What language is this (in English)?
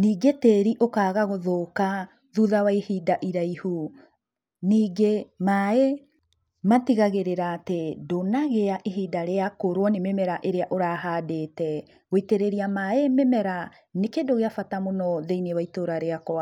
Kikuyu